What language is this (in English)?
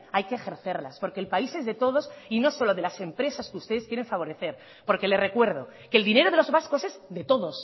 Spanish